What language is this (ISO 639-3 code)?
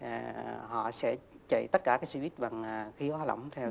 vie